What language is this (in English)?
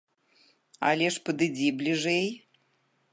Belarusian